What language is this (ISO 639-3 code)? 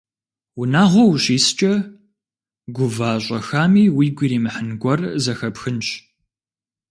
kbd